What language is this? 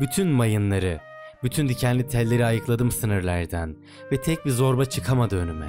Turkish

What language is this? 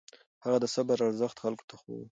Pashto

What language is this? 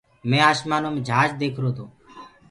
Gurgula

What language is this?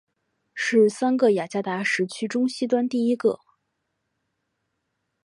Chinese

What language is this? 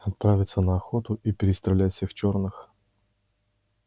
Russian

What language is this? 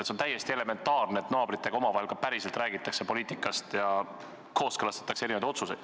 Estonian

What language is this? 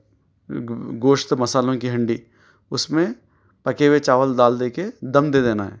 Urdu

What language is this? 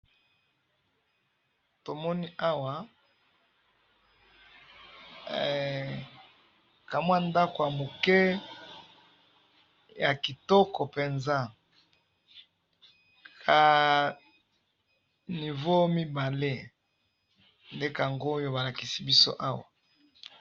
Lingala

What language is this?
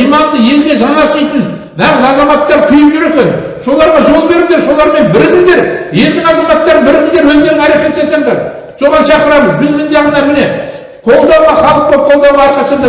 Turkish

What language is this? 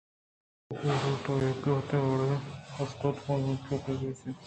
Eastern Balochi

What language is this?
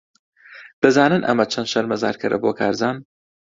Central Kurdish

